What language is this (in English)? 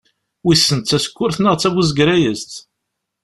Kabyle